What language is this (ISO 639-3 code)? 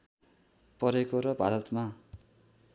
nep